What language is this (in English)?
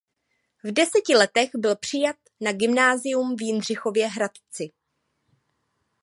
Czech